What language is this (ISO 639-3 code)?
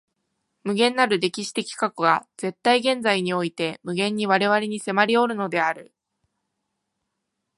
jpn